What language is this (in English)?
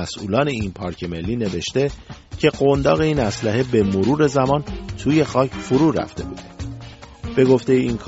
Persian